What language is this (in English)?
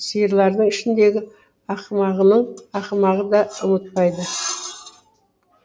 Kazakh